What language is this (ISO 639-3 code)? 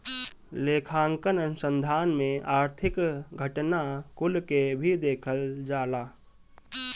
bho